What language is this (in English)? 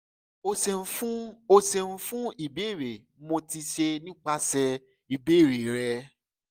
Yoruba